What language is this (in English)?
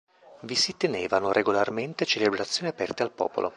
Italian